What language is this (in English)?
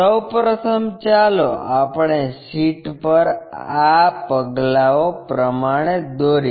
Gujarati